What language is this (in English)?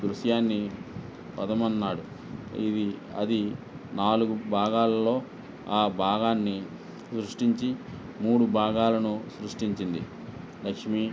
Telugu